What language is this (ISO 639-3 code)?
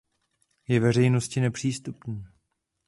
ces